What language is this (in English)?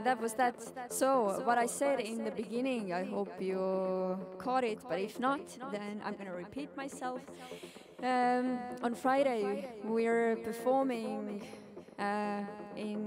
English